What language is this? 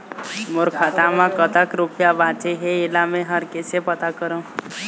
Chhattisgarhi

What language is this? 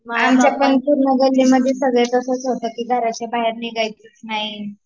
Marathi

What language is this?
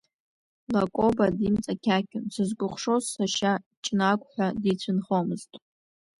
Abkhazian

